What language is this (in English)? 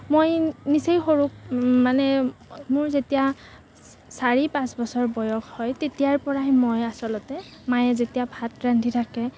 Assamese